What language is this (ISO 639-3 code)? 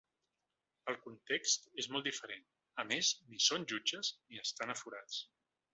cat